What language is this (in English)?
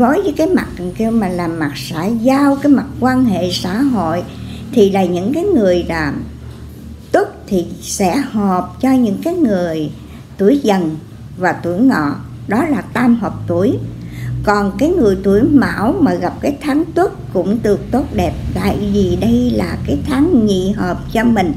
Vietnamese